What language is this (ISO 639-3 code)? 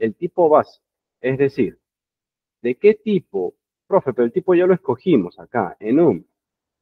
spa